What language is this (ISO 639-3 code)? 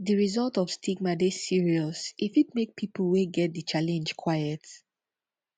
pcm